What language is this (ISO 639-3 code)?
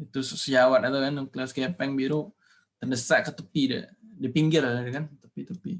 ind